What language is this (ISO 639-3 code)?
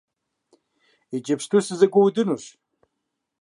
kbd